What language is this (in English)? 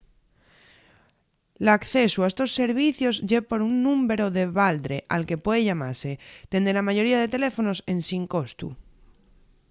Asturian